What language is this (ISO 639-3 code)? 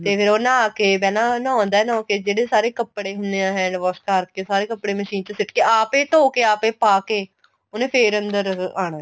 pan